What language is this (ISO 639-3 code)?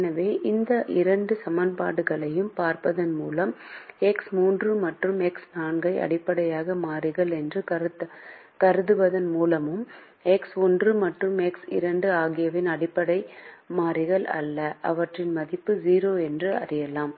tam